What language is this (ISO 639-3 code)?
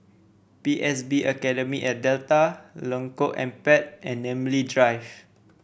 eng